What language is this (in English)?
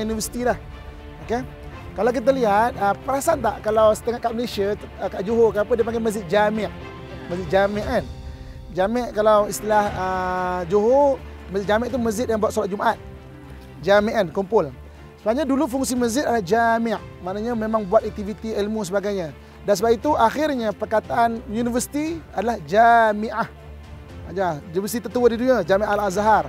Malay